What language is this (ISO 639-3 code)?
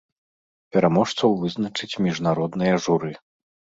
bel